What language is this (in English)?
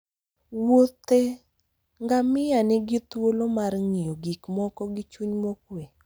Luo (Kenya and Tanzania)